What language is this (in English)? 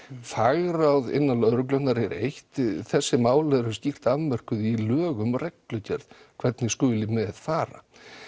Icelandic